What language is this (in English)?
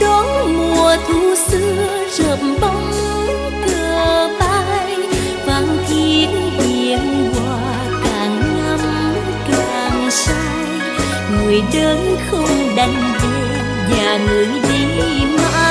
Vietnamese